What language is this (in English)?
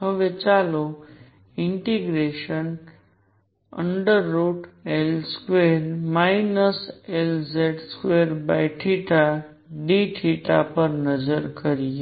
Gujarati